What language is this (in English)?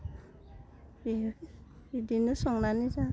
Bodo